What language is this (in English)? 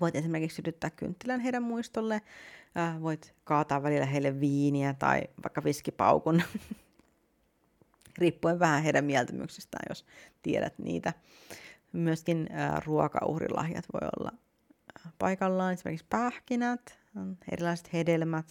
Finnish